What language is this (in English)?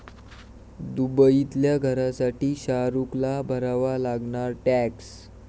Marathi